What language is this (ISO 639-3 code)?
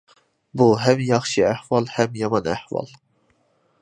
uig